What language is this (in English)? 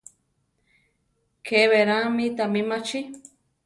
Central Tarahumara